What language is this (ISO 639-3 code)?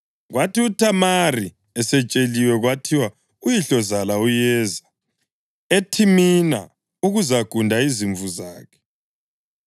nde